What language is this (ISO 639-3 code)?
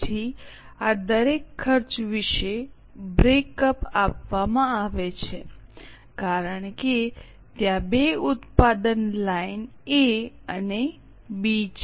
guj